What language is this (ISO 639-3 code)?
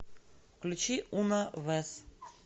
rus